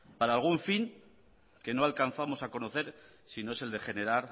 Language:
Spanish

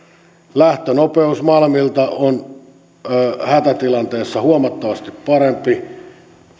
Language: Finnish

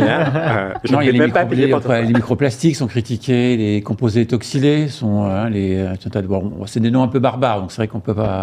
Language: French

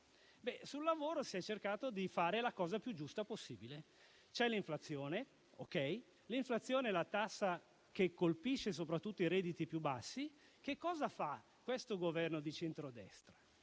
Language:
Italian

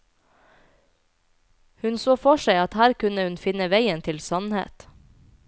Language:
Norwegian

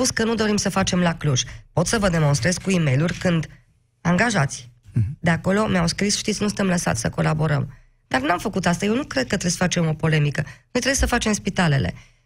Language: Romanian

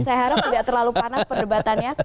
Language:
Indonesian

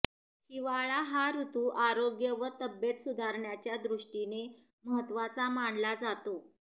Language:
Marathi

